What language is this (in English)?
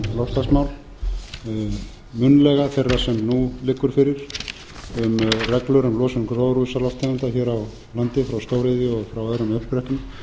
Icelandic